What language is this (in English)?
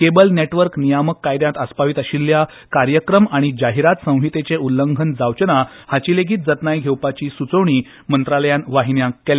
Konkani